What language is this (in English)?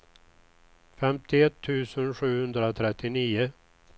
Swedish